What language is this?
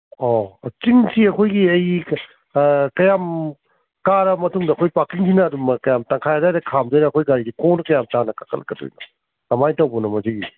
Manipuri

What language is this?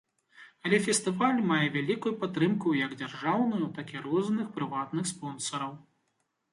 Belarusian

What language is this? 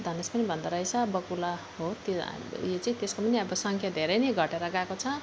Nepali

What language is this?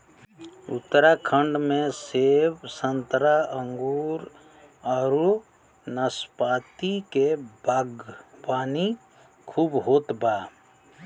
Bhojpuri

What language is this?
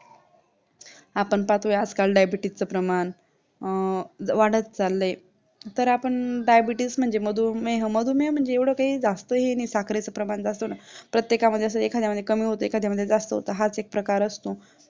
Marathi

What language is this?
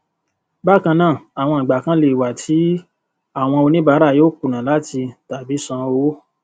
Yoruba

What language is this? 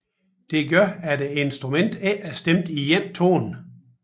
Danish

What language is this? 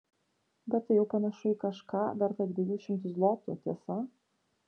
Lithuanian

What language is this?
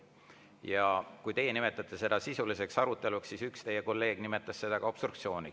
Estonian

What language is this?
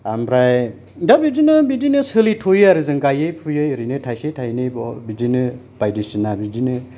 Bodo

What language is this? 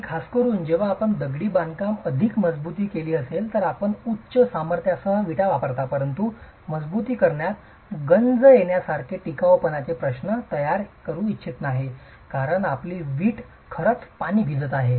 Marathi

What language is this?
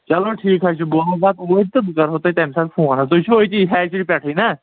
Kashmiri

